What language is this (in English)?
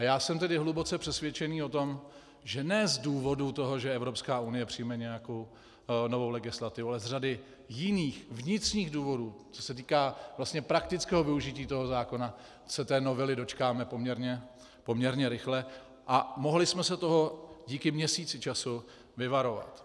Czech